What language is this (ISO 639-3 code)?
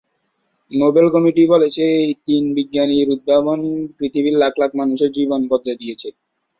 ben